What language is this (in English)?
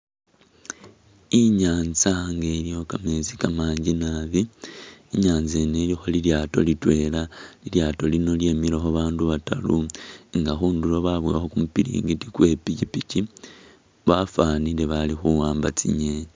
Masaaba